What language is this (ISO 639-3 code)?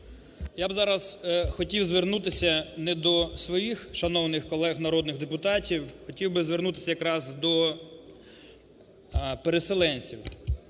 ukr